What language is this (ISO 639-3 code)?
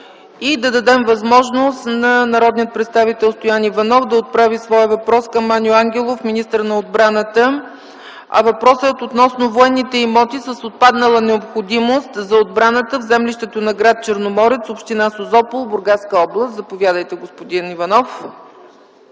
bul